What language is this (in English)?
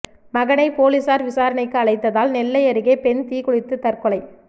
Tamil